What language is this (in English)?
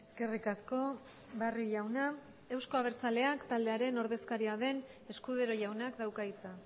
Basque